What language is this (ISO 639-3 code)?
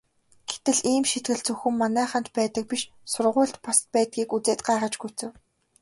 mon